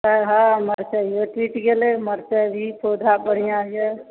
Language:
Maithili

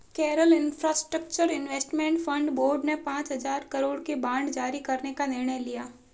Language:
Hindi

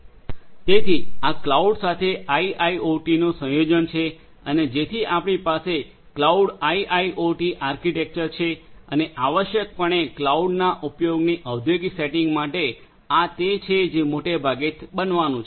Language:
Gujarati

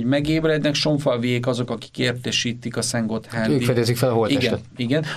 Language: Hungarian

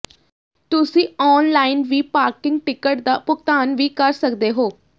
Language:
Punjabi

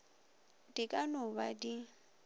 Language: Northern Sotho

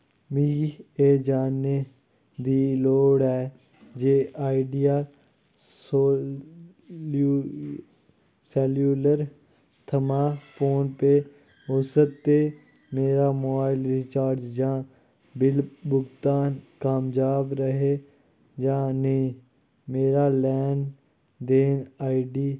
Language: Dogri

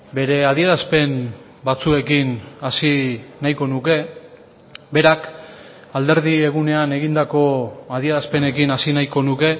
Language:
Basque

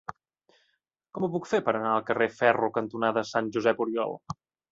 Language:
Catalan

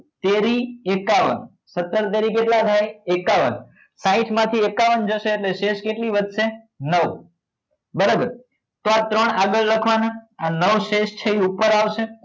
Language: Gujarati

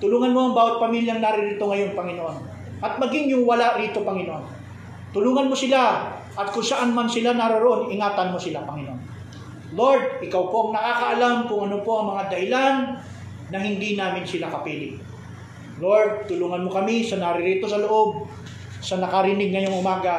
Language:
Filipino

